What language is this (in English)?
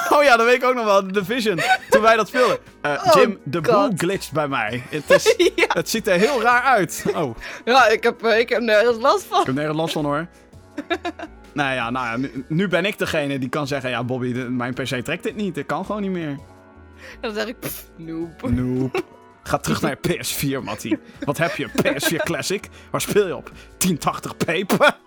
Dutch